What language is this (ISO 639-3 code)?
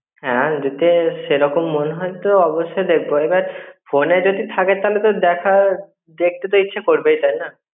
ben